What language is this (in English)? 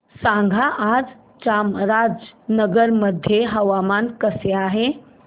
Marathi